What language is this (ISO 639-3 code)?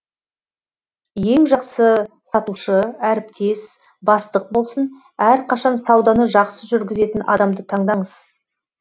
kaz